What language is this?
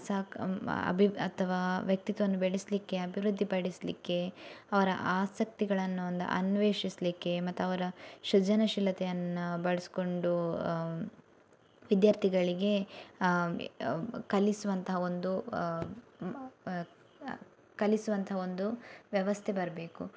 Kannada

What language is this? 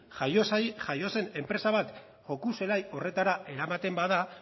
Basque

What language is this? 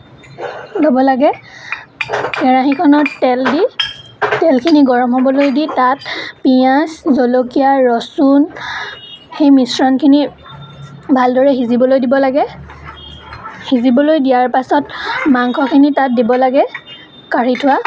Assamese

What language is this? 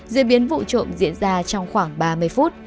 Vietnamese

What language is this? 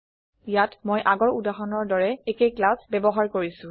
Assamese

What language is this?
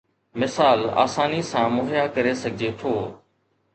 Sindhi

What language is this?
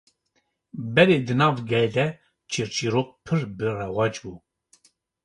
Kurdish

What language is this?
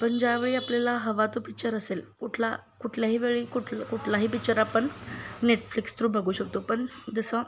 Marathi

